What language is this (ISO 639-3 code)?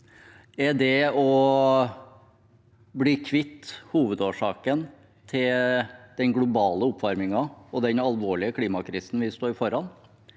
nor